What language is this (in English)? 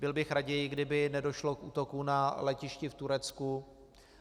Czech